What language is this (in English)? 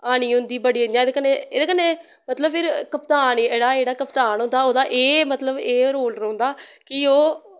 Dogri